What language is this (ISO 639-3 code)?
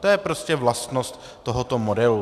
ces